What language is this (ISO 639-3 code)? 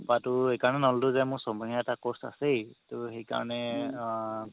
asm